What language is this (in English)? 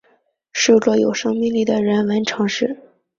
Chinese